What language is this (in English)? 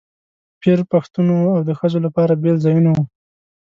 Pashto